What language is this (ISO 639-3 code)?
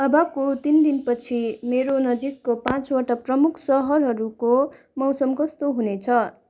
nep